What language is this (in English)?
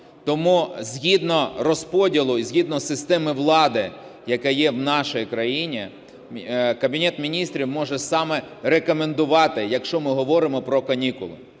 Ukrainian